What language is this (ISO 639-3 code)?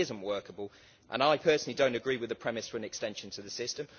eng